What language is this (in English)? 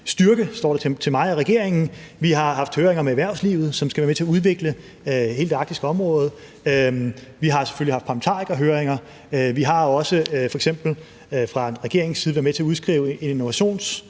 Danish